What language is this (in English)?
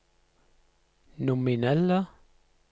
Norwegian